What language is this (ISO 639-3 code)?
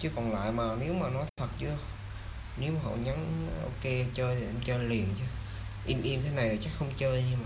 vie